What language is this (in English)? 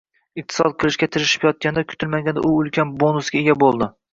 Uzbek